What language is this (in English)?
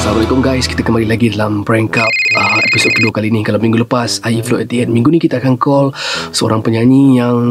Malay